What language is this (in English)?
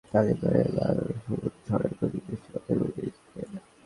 Bangla